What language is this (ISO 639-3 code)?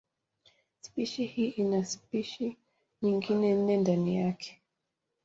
swa